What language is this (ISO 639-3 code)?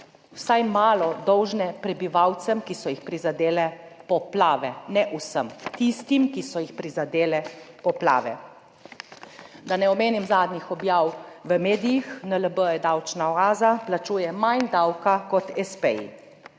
slv